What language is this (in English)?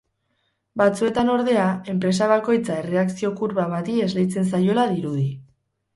Basque